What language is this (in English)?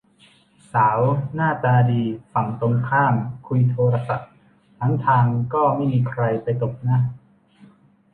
Thai